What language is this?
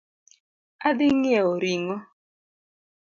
Luo (Kenya and Tanzania)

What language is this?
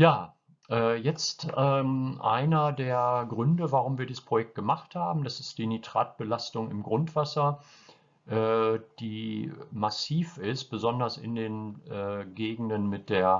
German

